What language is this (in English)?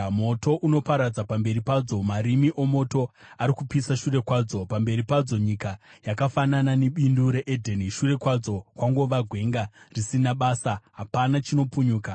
Shona